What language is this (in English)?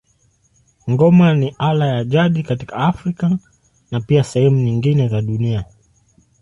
Swahili